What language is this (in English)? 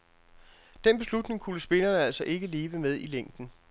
Danish